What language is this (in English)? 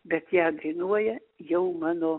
Lithuanian